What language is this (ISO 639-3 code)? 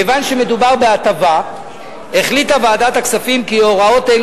heb